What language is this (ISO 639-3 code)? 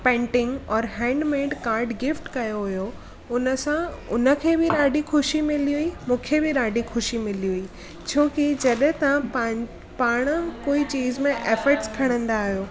snd